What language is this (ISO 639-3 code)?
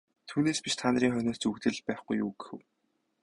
mon